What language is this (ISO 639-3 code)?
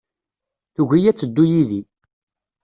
kab